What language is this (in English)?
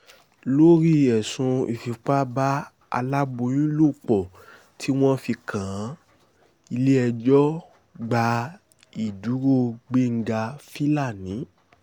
Yoruba